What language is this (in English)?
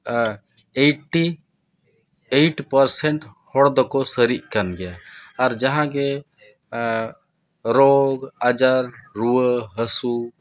Santali